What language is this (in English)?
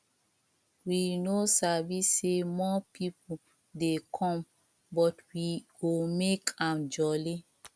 Nigerian Pidgin